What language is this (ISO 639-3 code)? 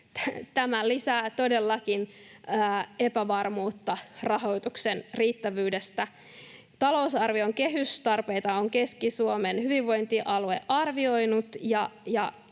fin